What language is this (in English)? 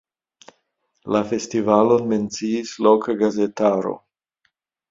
Esperanto